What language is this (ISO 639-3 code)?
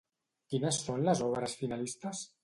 cat